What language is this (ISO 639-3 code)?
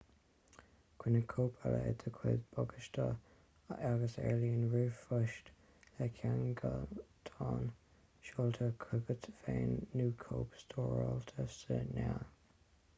gle